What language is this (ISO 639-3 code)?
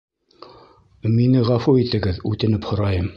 bak